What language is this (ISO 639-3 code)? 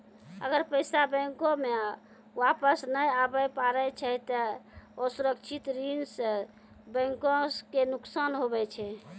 mai